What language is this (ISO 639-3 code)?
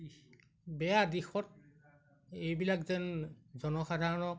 asm